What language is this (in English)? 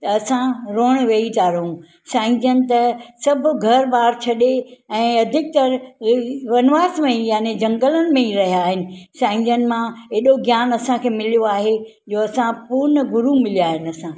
Sindhi